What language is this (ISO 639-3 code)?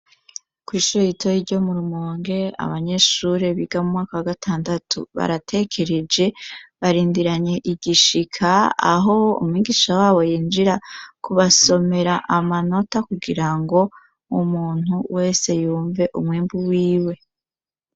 run